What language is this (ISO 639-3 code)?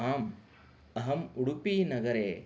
san